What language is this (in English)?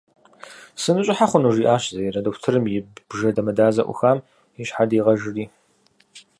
Kabardian